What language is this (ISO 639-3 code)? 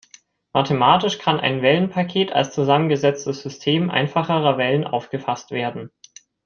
deu